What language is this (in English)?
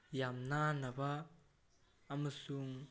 Manipuri